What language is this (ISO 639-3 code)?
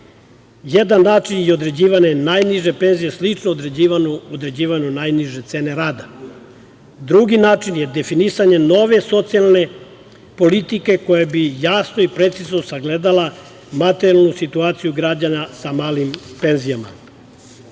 srp